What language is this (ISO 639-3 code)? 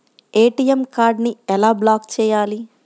tel